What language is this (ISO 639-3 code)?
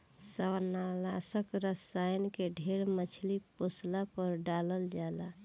bho